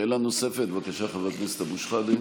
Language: Hebrew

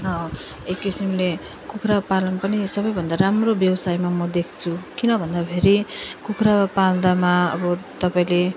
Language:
Nepali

